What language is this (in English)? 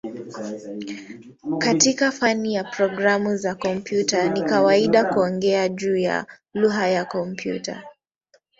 Swahili